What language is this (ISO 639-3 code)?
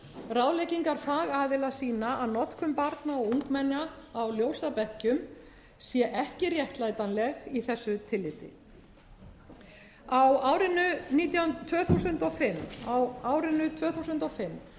isl